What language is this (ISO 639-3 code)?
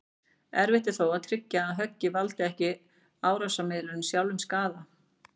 isl